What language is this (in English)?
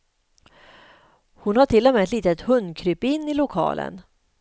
Swedish